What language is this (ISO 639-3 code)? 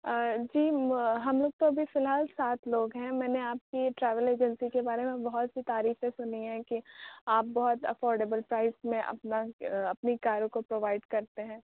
urd